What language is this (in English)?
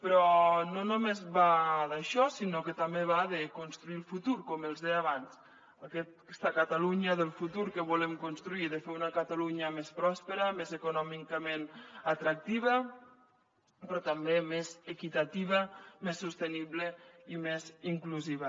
Catalan